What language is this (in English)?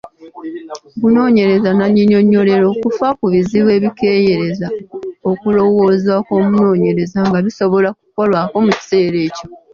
Ganda